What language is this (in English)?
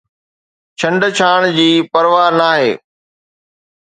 Sindhi